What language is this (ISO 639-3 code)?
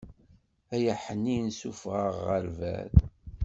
kab